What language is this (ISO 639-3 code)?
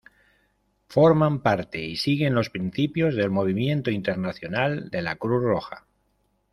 spa